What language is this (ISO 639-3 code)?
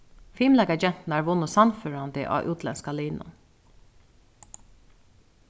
fao